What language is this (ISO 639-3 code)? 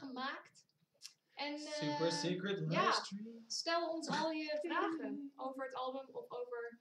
nld